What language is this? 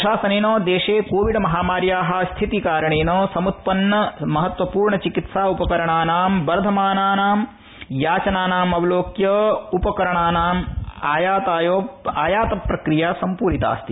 Sanskrit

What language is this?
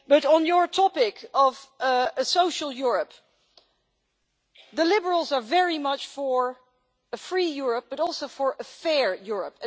English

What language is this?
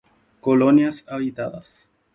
Guarani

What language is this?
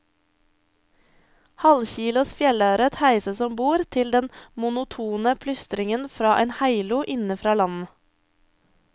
Norwegian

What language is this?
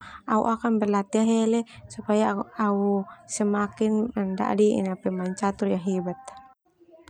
Termanu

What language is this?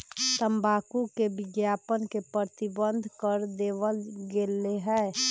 Magahi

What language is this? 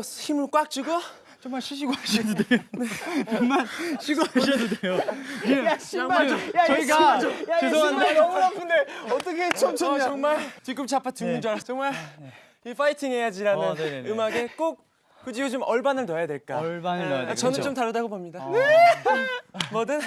Korean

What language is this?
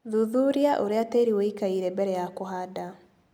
Kikuyu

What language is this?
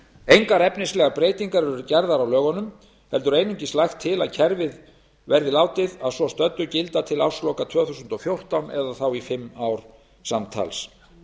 Icelandic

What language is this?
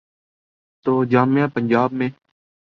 Urdu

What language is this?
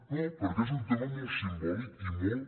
Catalan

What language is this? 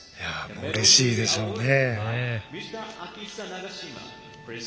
Japanese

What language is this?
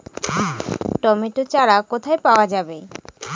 Bangla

